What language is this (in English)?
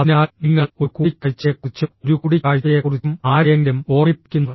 Malayalam